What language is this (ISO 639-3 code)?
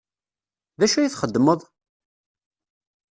kab